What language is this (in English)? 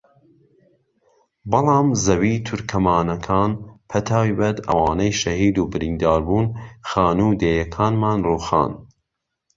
Central Kurdish